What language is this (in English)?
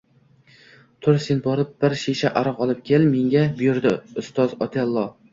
Uzbek